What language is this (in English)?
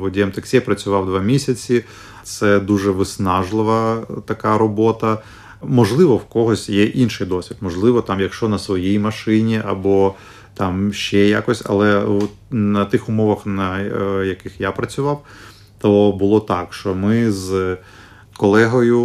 Ukrainian